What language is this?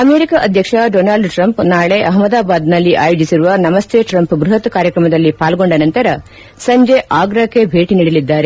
Kannada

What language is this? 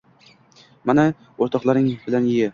Uzbek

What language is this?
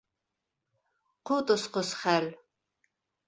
Bashkir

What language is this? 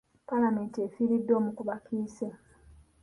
Ganda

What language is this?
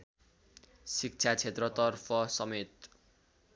Nepali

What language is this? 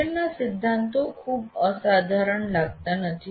Gujarati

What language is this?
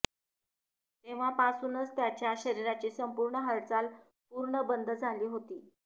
Marathi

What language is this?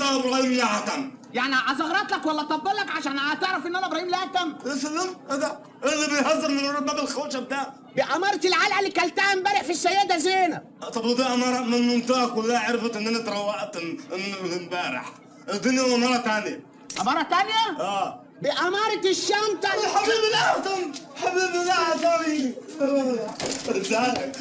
Arabic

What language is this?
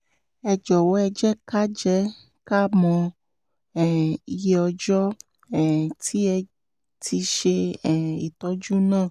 Yoruba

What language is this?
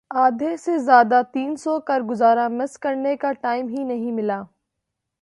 Urdu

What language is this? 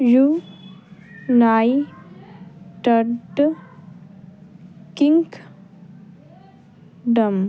Punjabi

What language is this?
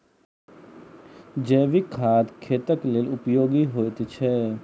Maithili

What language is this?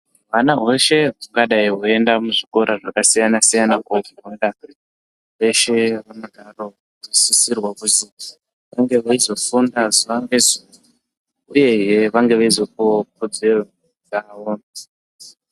Ndau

